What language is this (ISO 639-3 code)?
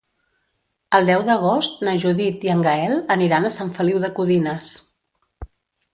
cat